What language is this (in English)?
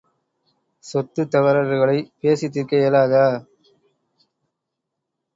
Tamil